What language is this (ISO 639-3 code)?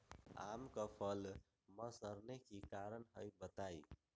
mag